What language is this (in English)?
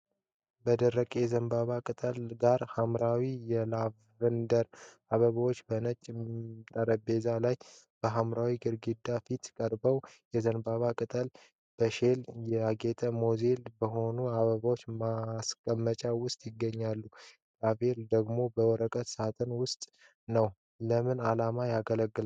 Amharic